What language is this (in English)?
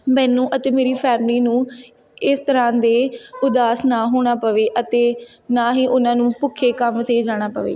Punjabi